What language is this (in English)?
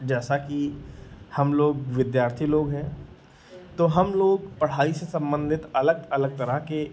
Hindi